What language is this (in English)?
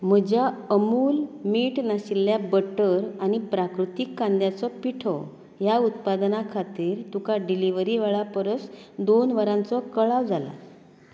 Konkani